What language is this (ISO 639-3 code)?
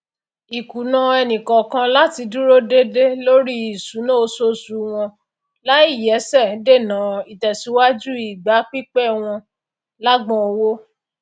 yor